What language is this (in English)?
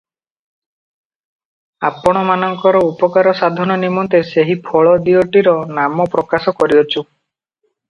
Odia